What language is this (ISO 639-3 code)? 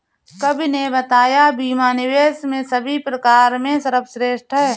hin